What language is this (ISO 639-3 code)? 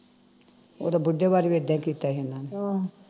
pan